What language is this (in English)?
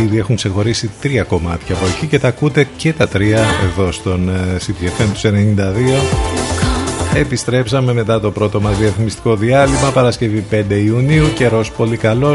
Greek